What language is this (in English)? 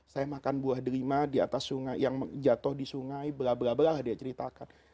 Indonesian